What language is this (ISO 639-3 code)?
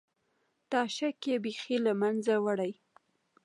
pus